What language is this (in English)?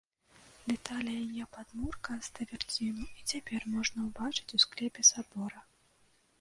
Belarusian